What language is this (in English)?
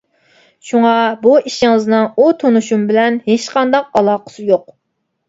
Uyghur